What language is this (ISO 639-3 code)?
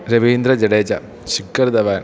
mal